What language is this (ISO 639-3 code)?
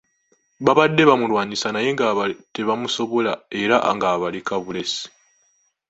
lug